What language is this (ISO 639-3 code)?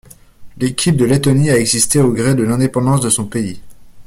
fra